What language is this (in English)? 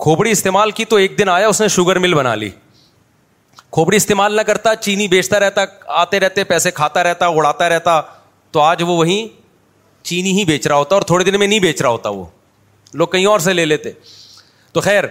Urdu